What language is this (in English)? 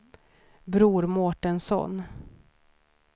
Swedish